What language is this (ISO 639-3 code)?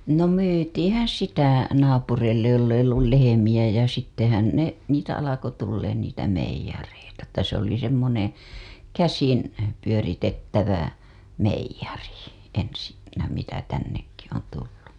fin